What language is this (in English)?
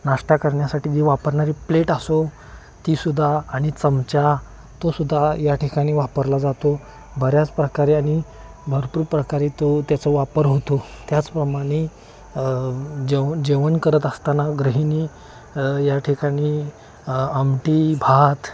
Marathi